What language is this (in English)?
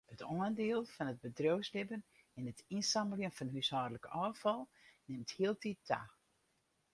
Western Frisian